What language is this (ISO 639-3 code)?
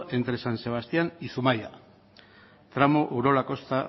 eus